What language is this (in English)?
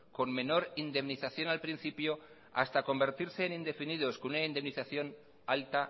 Spanish